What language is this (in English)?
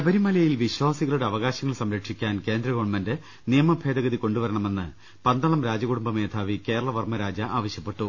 Malayalam